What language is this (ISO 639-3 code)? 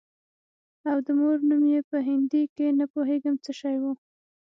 pus